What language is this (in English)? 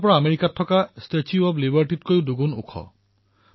Assamese